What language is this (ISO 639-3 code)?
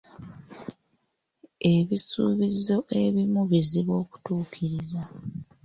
lug